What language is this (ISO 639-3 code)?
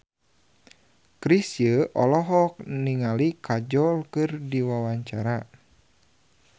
sun